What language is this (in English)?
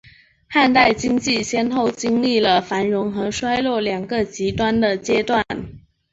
Chinese